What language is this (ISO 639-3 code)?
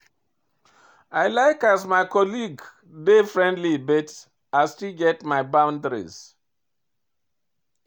pcm